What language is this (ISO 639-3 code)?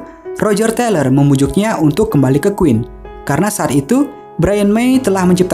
ind